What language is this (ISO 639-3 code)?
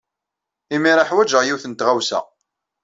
kab